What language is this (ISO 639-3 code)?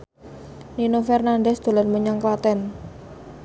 jav